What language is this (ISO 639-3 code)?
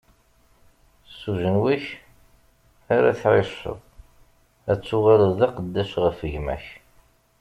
kab